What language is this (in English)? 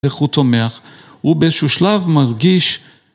Hebrew